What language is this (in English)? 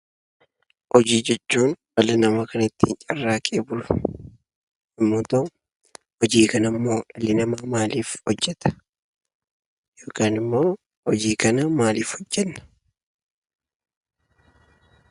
Oromo